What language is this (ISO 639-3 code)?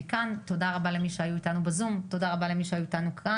heb